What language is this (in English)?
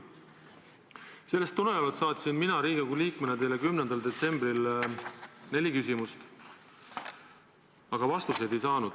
Estonian